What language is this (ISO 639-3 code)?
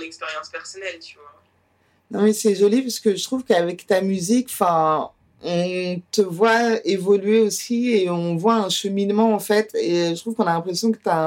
fra